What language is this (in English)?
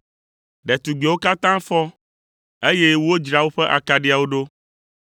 Ewe